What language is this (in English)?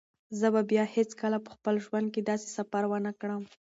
Pashto